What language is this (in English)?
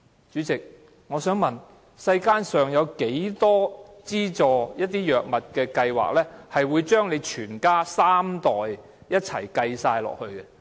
Cantonese